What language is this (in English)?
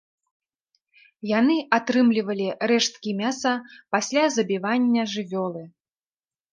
Belarusian